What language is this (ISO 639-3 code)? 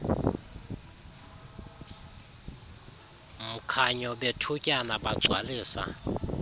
xho